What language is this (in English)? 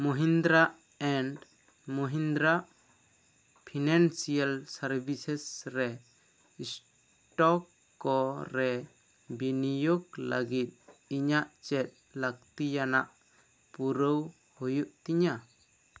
Santali